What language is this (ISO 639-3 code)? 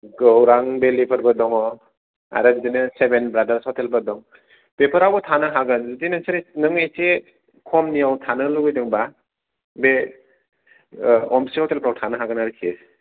brx